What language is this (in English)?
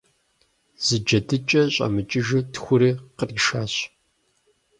Kabardian